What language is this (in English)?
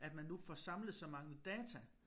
Danish